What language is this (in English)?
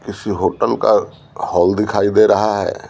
Hindi